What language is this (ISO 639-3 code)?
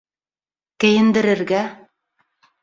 bak